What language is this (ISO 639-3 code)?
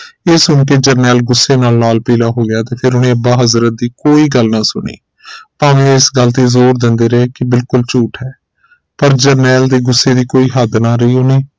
pan